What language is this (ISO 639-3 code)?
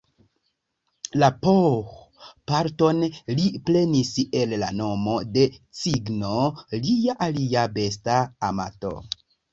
epo